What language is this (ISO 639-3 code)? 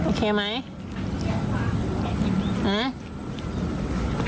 tha